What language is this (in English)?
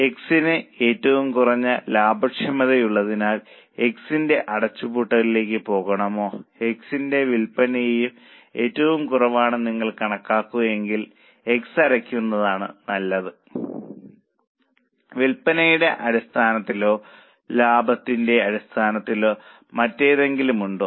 Malayalam